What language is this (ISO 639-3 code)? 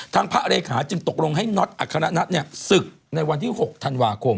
tha